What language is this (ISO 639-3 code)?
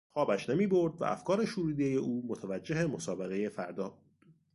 fas